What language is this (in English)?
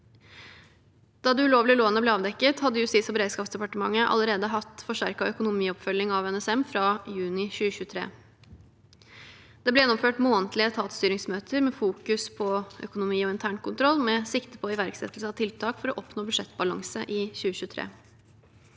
Norwegian